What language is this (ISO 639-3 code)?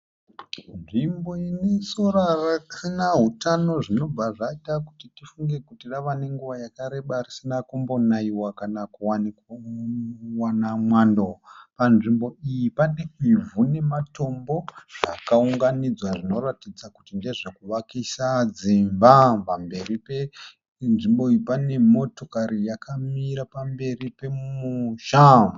sna